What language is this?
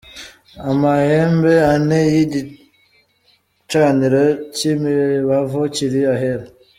Kinyarwanda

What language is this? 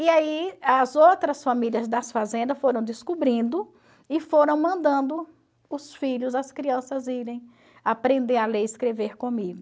Portuguese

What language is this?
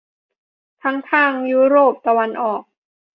Thai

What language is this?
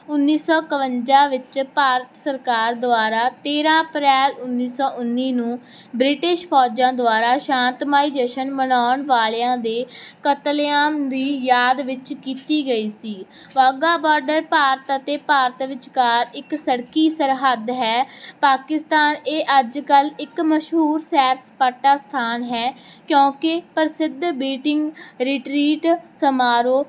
Punjabi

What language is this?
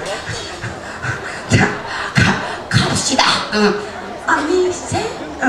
Korean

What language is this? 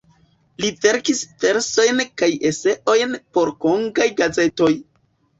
Esperanto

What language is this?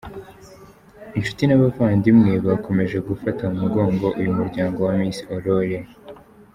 Kinyarwanda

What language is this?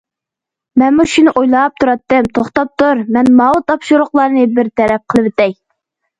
Uyghur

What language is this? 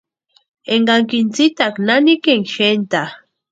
Western Highland Purepecha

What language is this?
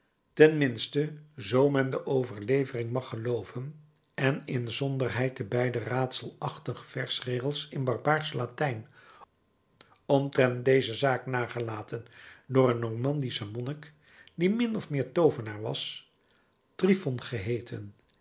Dutch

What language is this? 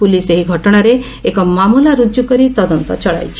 Odia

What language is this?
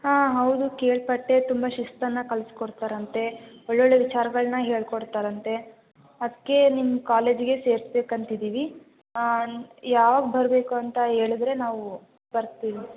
Kannada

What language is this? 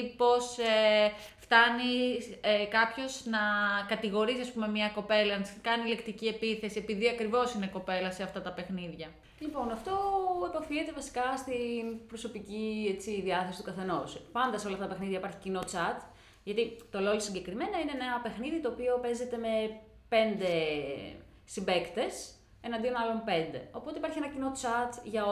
Greek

